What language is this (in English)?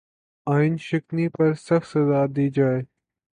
Urdu